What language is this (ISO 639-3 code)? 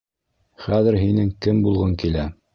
bak